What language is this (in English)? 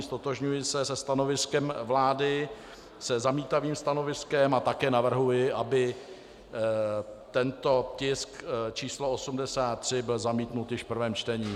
Czech